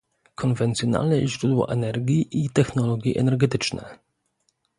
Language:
Polish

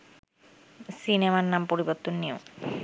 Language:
Bangla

